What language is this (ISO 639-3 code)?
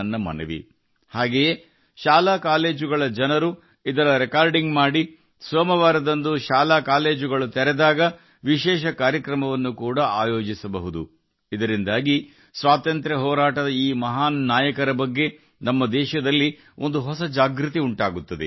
kan